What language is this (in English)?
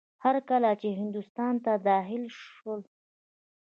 Pashto